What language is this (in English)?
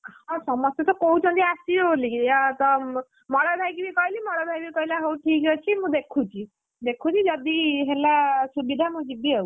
Odia